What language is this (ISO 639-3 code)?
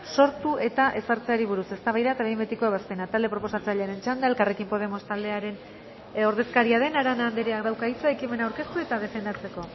eus